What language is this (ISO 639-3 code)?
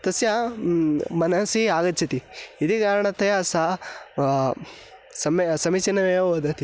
san